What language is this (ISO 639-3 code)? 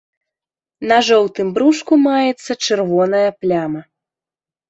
bel